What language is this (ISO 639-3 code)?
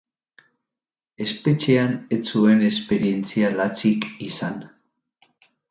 eus